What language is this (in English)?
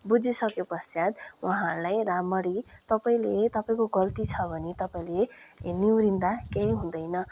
Nepali